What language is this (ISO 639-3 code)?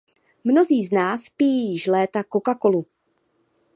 ces